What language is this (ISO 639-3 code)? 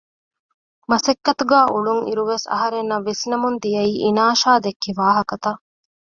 div